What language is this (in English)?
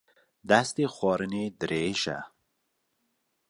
Kurdish